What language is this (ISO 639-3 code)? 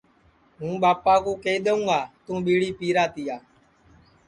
ssi